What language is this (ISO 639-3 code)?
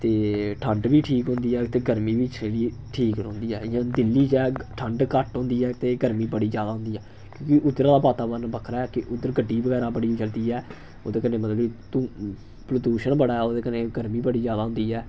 doi